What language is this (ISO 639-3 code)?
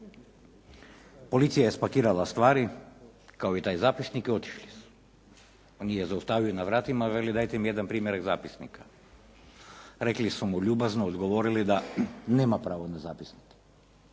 hrv